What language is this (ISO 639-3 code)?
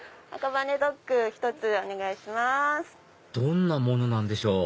jpn